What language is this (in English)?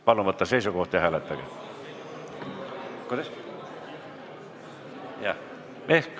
Estonian